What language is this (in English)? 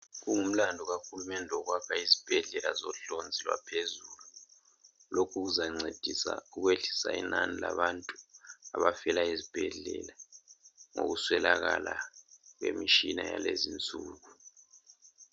North Ndebele